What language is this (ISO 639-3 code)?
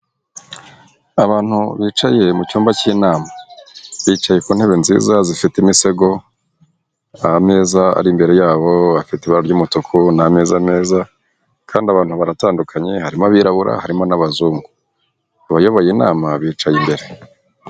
kin